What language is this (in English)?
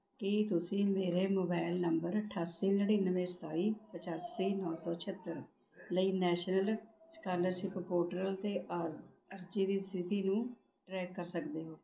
Punjabi